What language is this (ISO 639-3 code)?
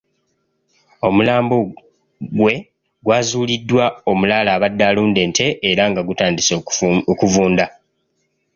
lug